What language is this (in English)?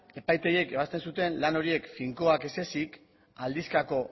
Basque